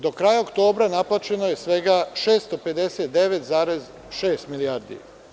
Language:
Serbian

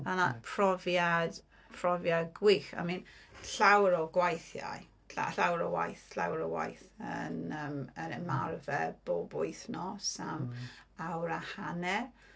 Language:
Welsh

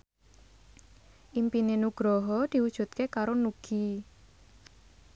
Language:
Javanese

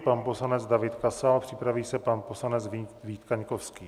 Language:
Czech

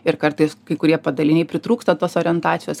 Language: Lithuanian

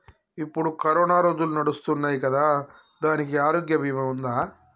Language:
Telugu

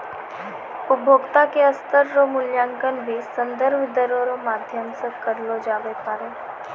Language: Maithili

